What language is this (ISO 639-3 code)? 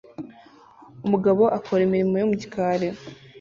kin